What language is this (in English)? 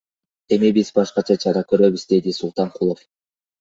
Kyrgyz